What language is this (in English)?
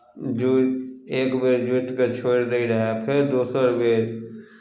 Maithili